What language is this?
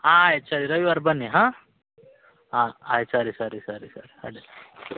Kannada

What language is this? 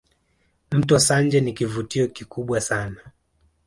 Swahili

